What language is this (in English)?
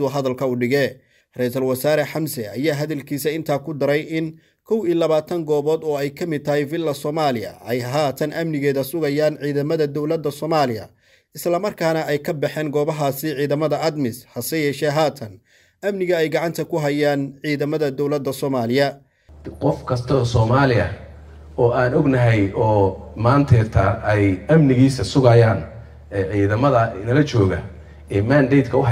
Arabic